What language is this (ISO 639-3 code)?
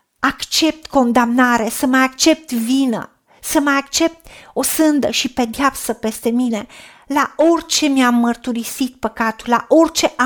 ron